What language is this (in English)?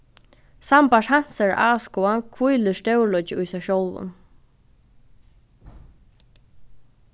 Faroese